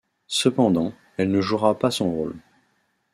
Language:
French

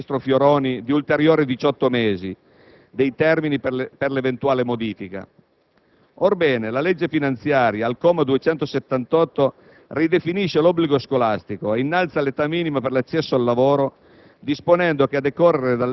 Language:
Italian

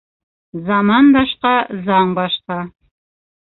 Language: Bashkir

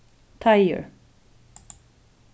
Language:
Faroese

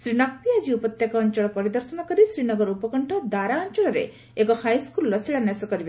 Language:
Odia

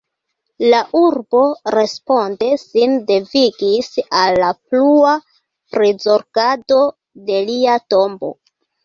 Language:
Esperanto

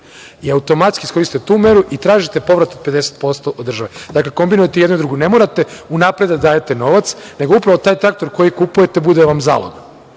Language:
Serbian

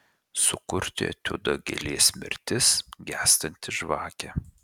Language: Lithuanian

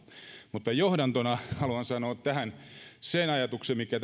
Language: Finnish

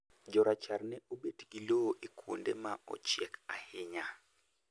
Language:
Luo (Kenya and Tanzania)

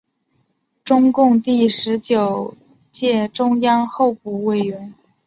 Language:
Chinese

